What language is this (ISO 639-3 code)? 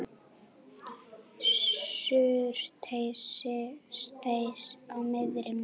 isl